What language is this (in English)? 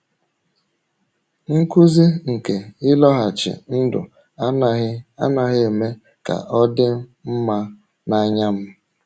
Igbo